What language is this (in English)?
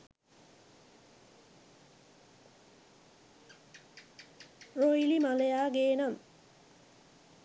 Sinhala